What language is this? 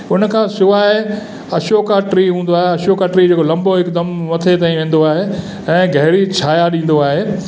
Sindhi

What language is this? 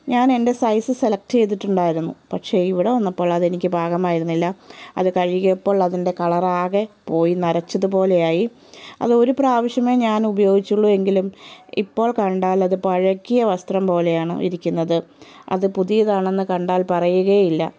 Malayalam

